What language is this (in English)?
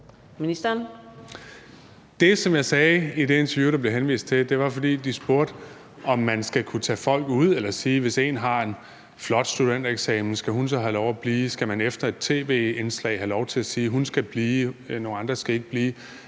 Danish